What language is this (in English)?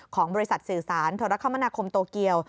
Thai